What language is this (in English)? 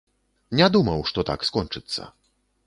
Belarusian